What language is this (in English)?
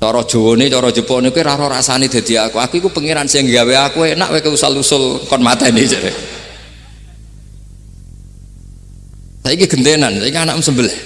Indonesian